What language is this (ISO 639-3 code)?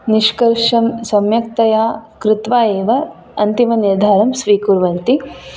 san